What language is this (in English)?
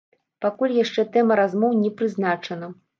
Belarusian